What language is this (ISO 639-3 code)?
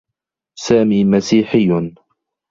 ara